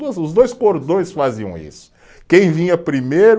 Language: Portuguese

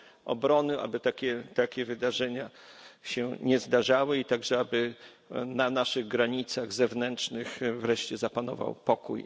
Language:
Polish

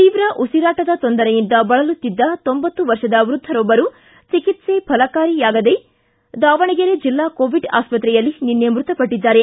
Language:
Kannada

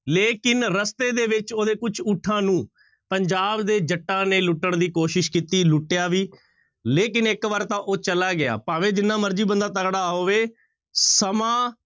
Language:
Punjabi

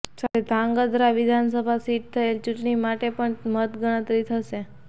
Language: Gujarati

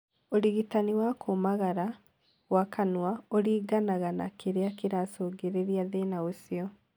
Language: Kikuyu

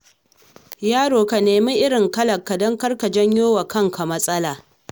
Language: Hausa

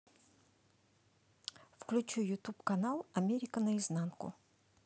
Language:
Russian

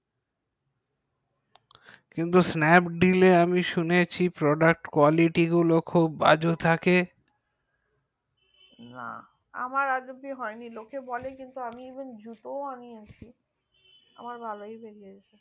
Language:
Bangla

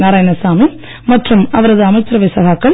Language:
Tamil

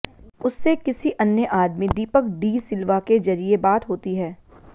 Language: Hindi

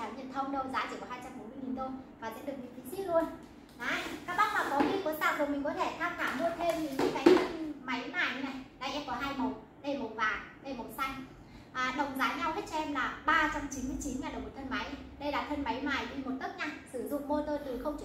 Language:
Vietnamese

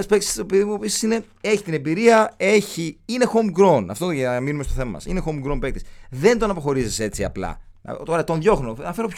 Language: Greek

